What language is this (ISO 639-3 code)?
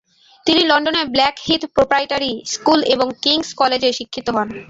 ben